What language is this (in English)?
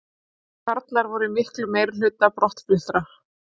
Icelandic